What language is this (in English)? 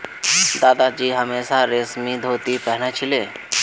Magahi